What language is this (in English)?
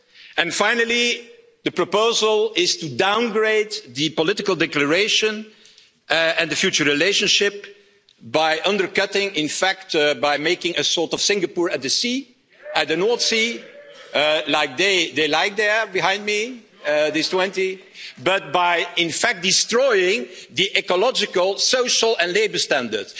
English